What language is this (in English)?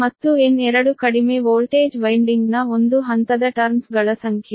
Kannada